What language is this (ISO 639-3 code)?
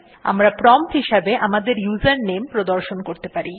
ben